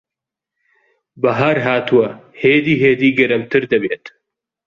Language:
Central Kurdish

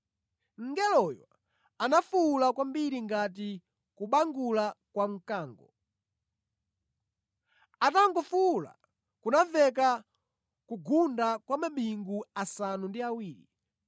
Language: Nyanja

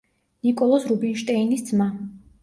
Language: Georgian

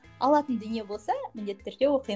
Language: Kazakh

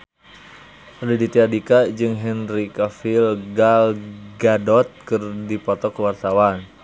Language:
Sundanese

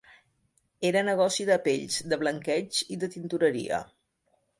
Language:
Catalan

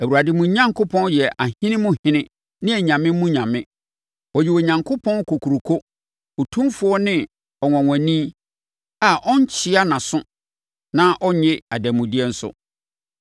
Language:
Akan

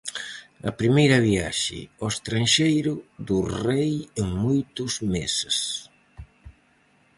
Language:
Galician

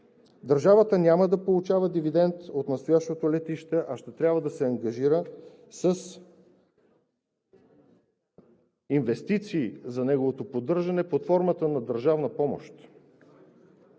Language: Bulgarian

